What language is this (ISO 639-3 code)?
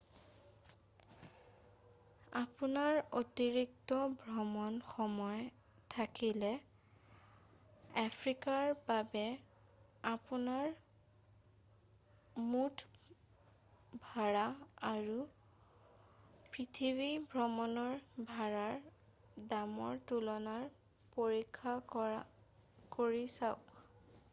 asm